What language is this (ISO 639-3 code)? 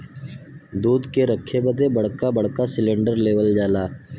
bho